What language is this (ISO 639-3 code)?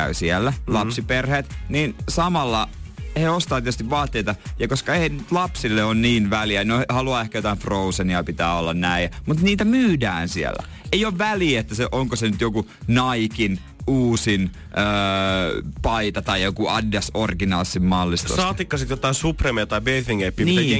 fin